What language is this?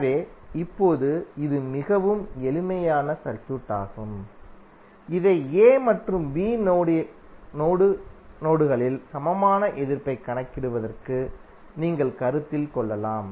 Tamil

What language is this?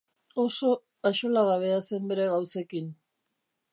Basque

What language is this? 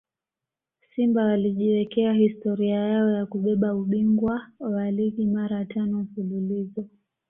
Swahili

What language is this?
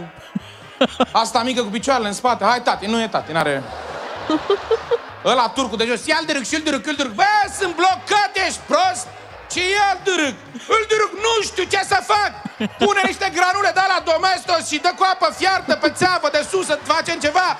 Romanian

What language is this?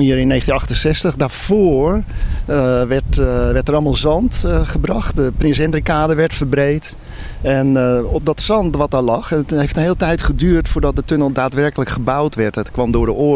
Dutch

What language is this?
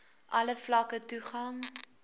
Afrikaans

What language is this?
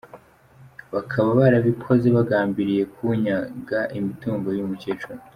Kinyarwanda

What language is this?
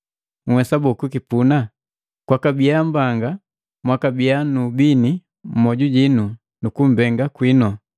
Matengo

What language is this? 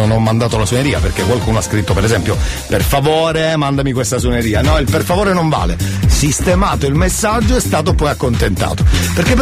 Italian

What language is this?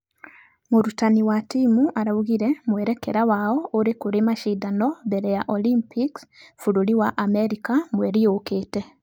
Kikuyu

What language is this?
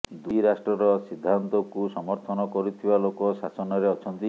Odia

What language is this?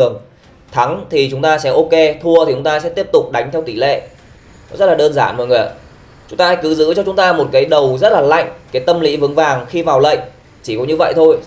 Vietnamese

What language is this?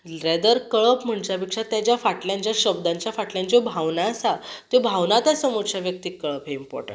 Konkani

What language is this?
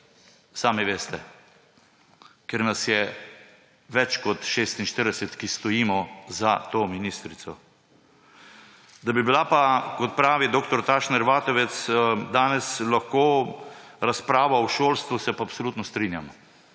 Slovenian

